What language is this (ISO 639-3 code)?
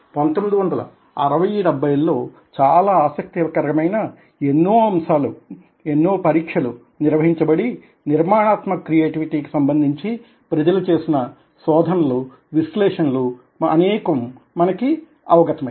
tel